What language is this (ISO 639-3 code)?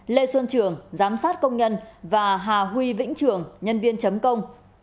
vie